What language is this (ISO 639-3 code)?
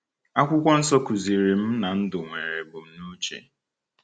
ibo